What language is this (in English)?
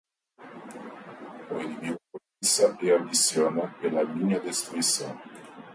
Portuguese